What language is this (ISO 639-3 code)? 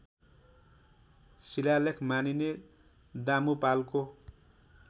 nep